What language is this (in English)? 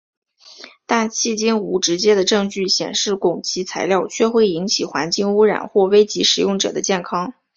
Chinese